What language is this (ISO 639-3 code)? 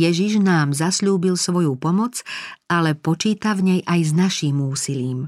slk